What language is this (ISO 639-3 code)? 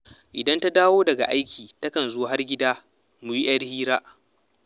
hau